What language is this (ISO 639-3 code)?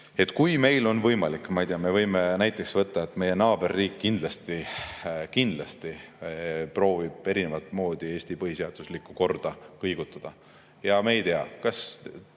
est